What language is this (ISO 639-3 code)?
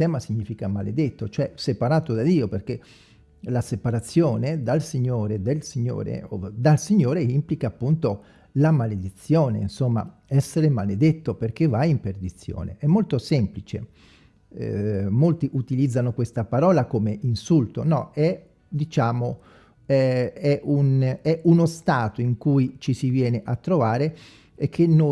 ita